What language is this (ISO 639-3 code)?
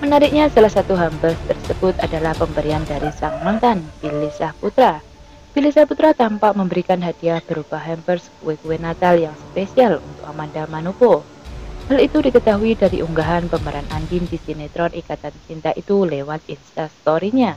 ind